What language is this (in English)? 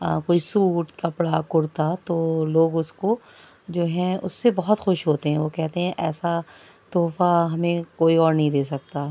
Urdu